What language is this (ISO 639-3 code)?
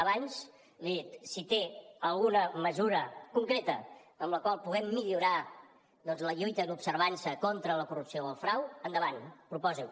cat